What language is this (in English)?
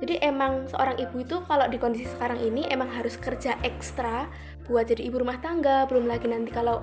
Indonesian